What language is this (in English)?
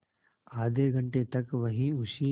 Hindi